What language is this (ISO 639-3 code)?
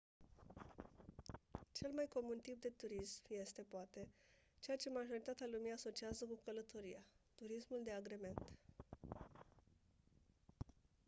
ron